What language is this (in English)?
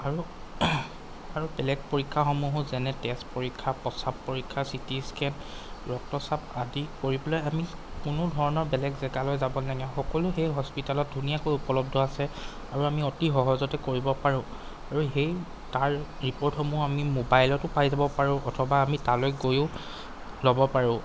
Assamese